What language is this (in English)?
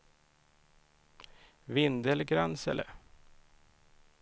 Swedish